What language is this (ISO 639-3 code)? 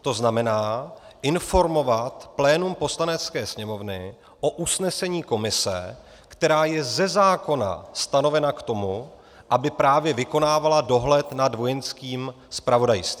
ces